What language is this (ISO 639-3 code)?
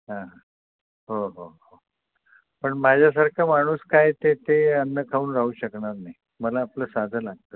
mar